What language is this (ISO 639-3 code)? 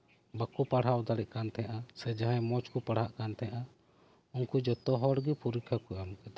sat